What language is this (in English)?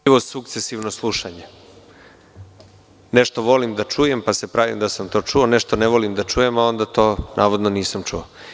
Serbian